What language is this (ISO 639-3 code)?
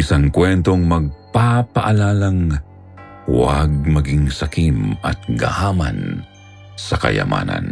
fil